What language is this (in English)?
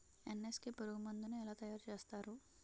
Telugu